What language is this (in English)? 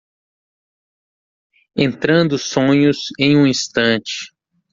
Portuguese